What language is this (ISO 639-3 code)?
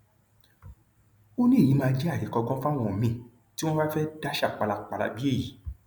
yor